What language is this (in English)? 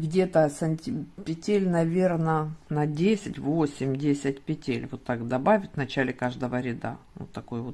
Russian